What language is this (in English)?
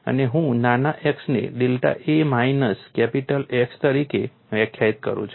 Gujarati